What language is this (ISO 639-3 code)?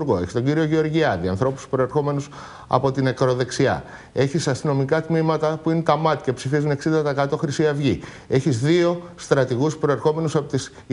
ell